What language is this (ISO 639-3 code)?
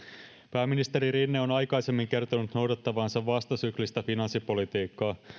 fin